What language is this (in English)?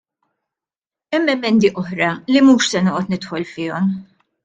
Maltese